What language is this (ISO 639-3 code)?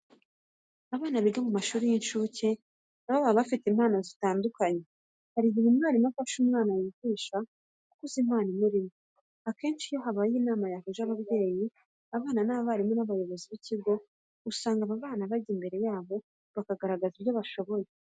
kin